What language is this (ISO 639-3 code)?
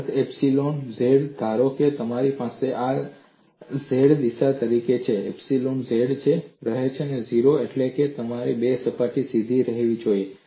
guj